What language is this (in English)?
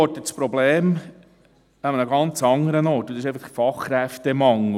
Swiss German